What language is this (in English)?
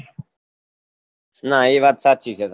Gujarati